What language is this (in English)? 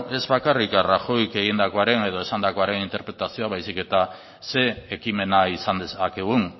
Basque